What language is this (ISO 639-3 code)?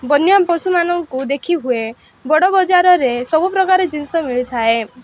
ori